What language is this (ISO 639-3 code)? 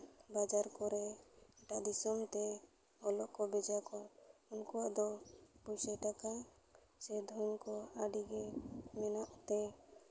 sat